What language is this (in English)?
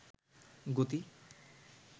Bangla